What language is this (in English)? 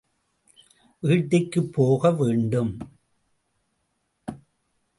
Tamil